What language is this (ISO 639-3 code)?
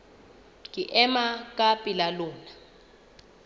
sot